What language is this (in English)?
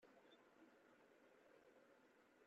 Kabyle